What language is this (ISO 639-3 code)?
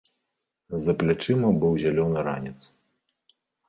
bel